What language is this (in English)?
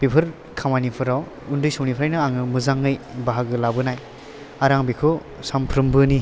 Bodo